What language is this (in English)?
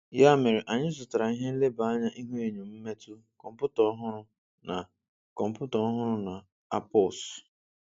Igbo